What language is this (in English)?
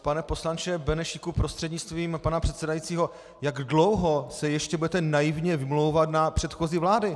Czech